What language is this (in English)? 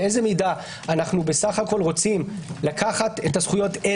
Hebrew